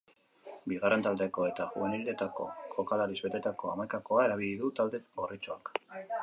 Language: Basque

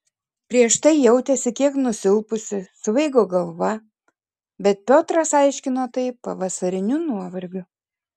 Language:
Lithuanian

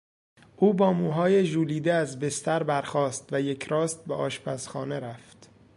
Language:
Persian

